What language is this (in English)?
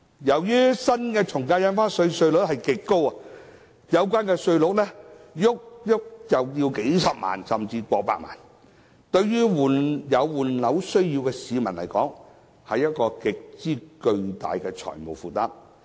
Cantonese